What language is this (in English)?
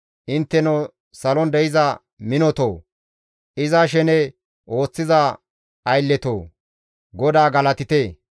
Gamo